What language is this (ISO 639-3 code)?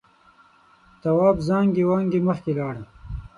pus